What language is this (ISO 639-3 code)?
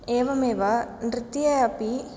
san